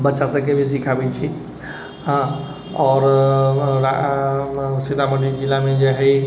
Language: Maithili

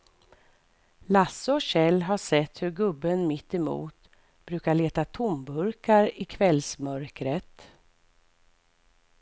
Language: Swedish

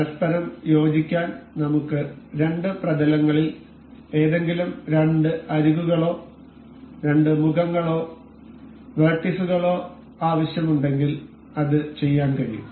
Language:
Malayalam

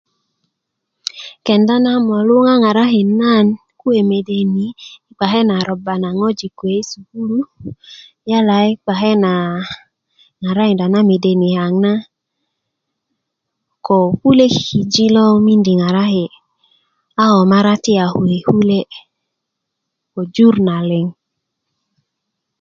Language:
Kuku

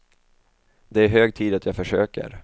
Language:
Swedish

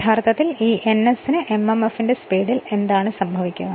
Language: Malayalam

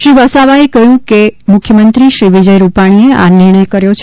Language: Gujarati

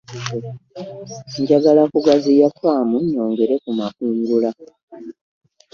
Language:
Ganda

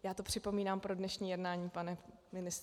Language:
Czech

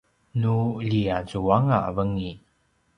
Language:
Paiwan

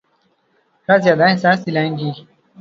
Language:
Urdu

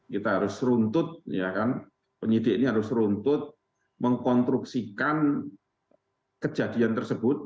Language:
Indonesian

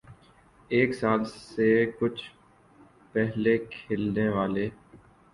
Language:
Urdu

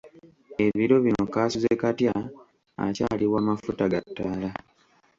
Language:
Ganda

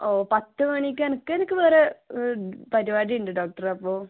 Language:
Malayalam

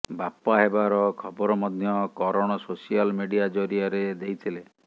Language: Odia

